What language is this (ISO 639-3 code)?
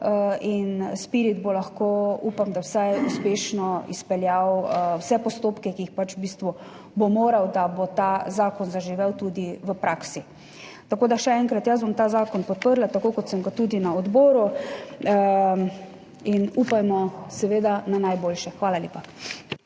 slv